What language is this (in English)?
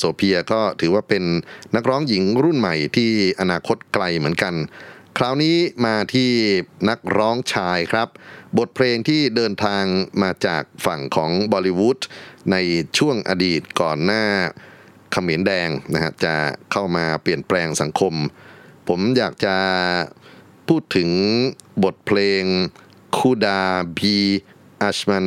Thai